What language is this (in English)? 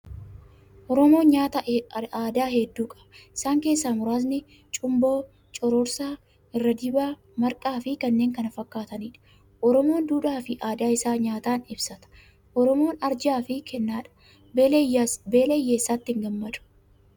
Oromo